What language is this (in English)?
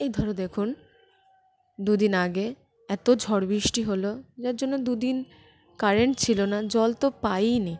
Bangla